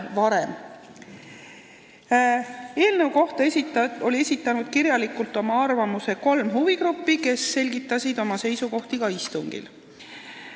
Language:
Estonian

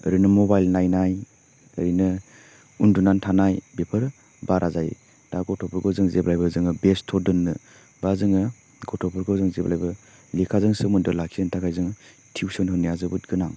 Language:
Bodo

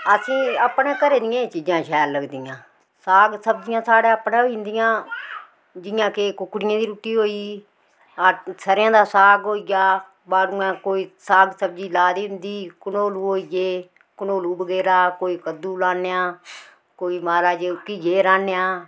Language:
Dogri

